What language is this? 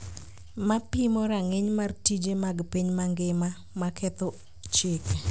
Luo (Kenya and Tanzania)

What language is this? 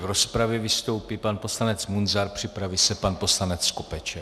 Czech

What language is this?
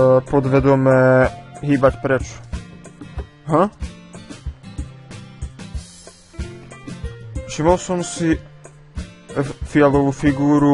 Polish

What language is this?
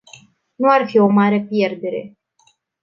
Romanian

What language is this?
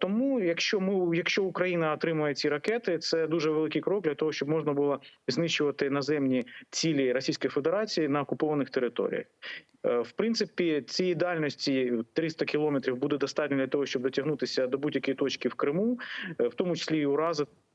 Ukrainian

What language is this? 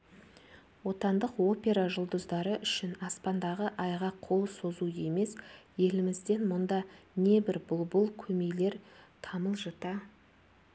Kazakh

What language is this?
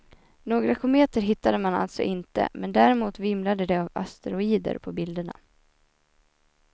Swedish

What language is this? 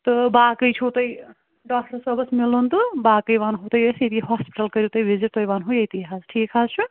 Kashmiri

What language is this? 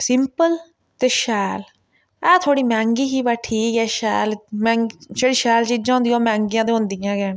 Dogri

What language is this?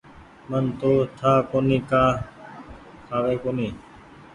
Goaria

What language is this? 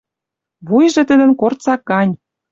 Western Mari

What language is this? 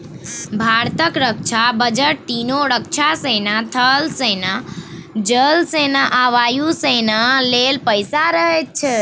Maithili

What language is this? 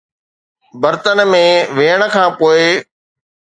Sindhi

